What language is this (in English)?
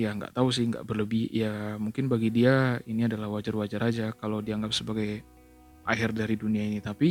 Indonesian